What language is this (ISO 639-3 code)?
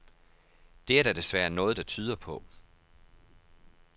dan